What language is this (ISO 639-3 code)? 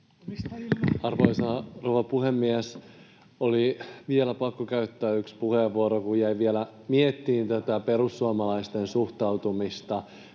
fin